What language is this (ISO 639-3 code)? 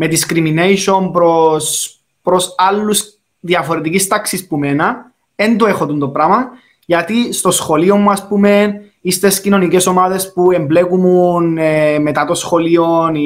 ell